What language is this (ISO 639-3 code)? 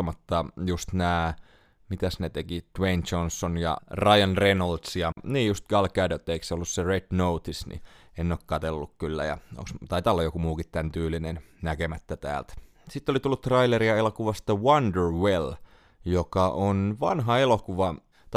fin